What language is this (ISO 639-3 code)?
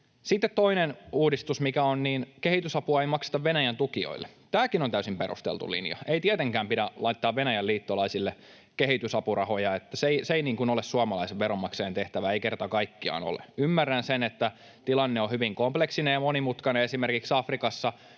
fin